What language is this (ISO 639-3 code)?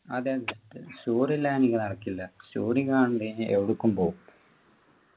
mal